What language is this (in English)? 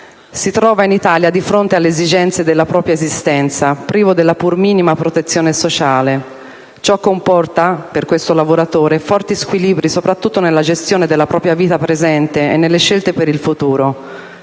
Italian